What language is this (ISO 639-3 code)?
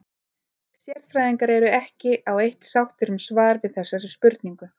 isl